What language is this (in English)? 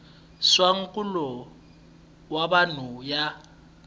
Tsonga